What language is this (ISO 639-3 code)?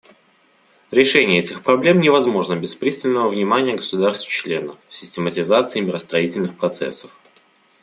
rus